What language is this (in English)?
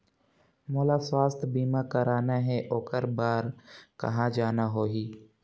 Chhattisgarhi